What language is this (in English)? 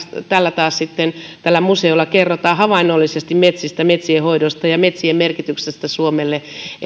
Finnish